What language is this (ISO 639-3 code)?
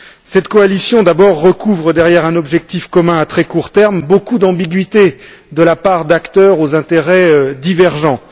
fra